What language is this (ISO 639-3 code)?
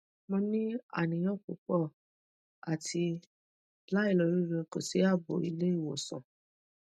yor